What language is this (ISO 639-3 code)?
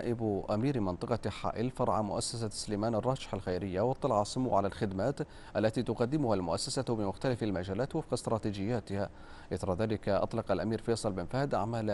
ara